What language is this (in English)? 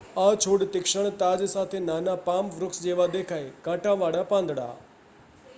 Gujarati